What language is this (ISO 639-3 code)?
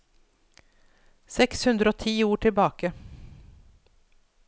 nor